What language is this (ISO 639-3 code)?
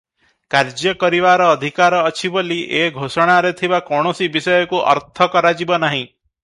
ori